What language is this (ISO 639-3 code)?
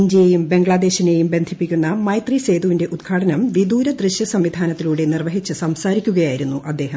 mal